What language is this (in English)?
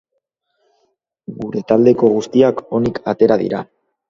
Basque